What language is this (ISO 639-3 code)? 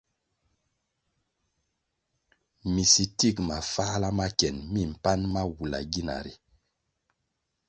nmg